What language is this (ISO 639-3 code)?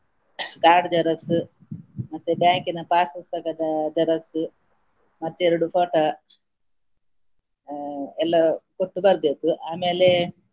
kan